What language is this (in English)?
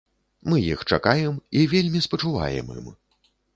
Belarusian